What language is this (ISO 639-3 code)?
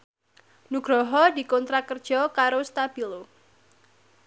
jav